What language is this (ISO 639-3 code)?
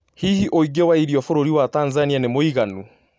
kik